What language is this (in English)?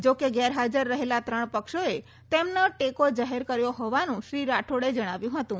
Gujarati